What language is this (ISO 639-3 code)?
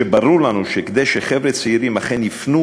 heb